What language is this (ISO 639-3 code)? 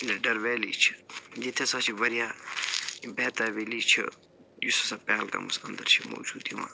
kas